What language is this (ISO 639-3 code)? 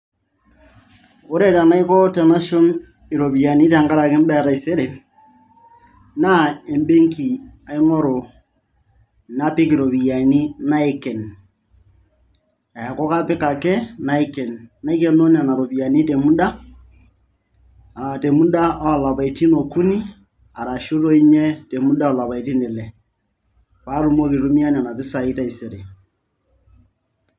mas